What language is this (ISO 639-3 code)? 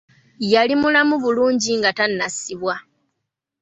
lug